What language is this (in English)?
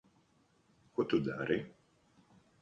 Latvian